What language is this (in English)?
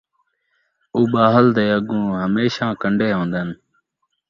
Saraiki